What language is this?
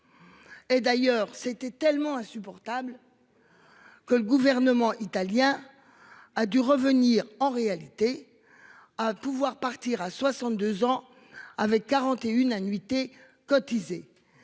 French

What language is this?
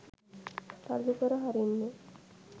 Sinhala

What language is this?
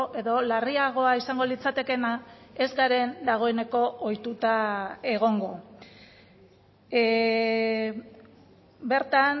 Basque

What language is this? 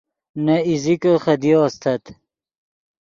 Yidgha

